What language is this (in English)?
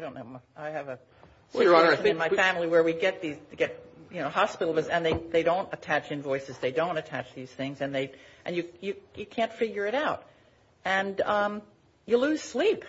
English